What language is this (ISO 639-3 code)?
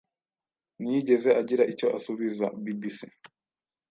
kin